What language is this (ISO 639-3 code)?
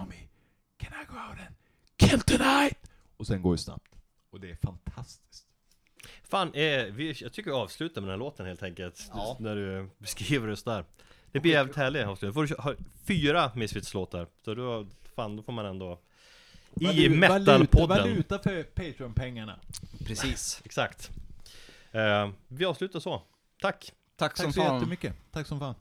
swe